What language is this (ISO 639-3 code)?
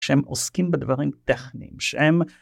heb